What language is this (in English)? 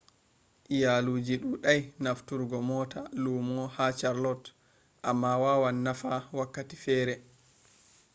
Fula